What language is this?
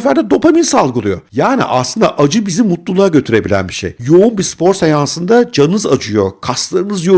Turkish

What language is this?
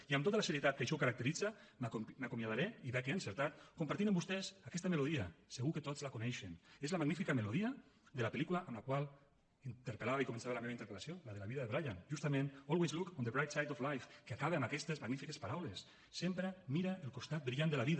Catalan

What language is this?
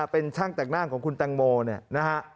Thai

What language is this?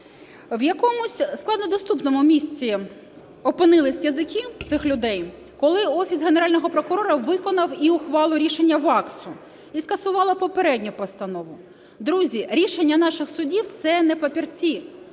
Ukrainian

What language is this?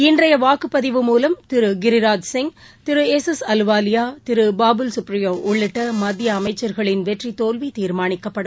Tamil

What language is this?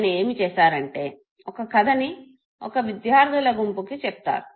Telugu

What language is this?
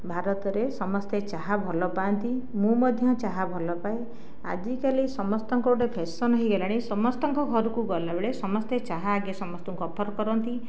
Odia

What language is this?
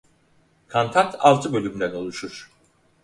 Turkish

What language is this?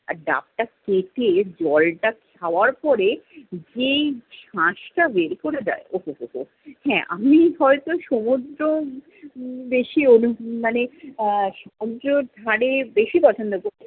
Bangla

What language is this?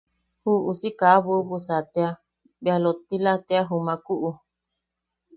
Yaqui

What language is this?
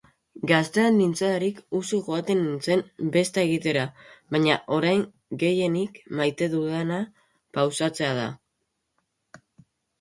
Basque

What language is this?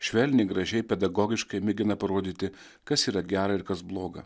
Lithuanian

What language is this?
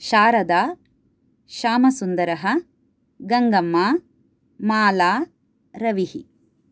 Sanskrit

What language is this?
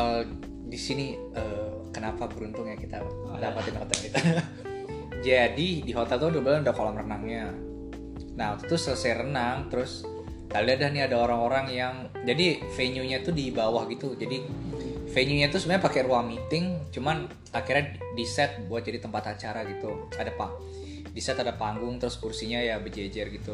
Indonesian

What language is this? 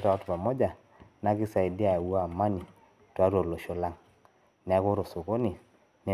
Masai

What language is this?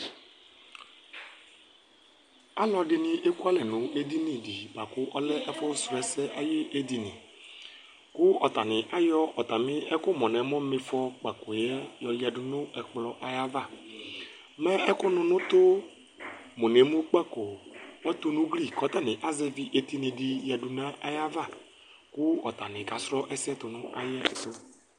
Ikposo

